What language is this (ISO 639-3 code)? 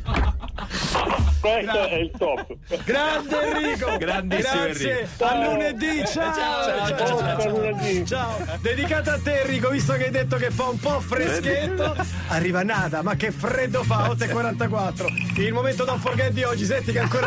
ita